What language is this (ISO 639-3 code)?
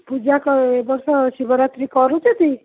ori